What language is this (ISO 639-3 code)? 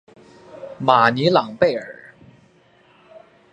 zho